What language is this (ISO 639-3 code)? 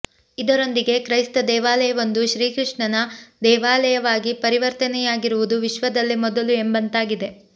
kan